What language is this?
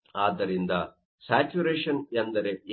Kannada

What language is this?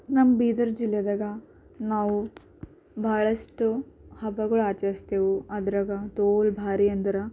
Kannada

